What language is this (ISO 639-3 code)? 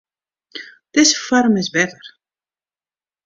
fry